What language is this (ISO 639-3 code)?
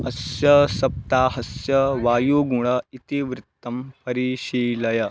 san